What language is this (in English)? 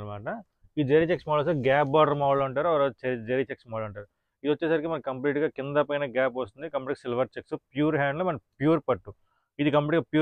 Telugu